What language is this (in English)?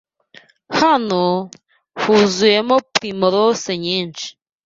Kinyarwanda